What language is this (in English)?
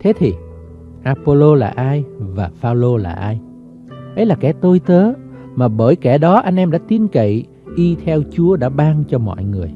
Vietnamese